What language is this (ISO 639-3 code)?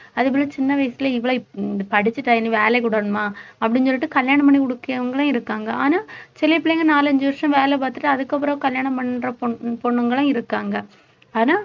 tam